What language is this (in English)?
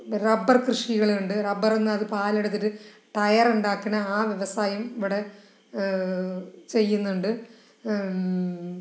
Malayalam